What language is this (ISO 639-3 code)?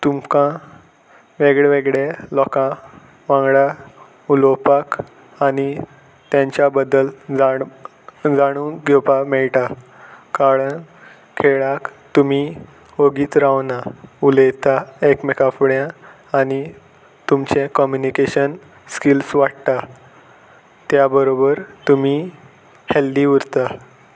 kok